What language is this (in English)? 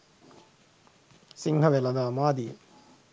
Sinhala